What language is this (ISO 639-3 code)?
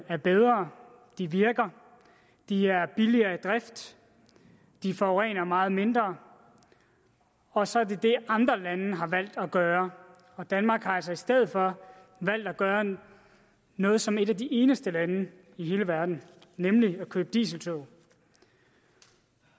dan